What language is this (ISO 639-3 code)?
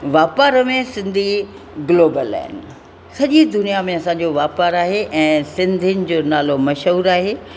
snd